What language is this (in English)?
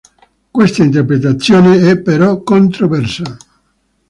Italian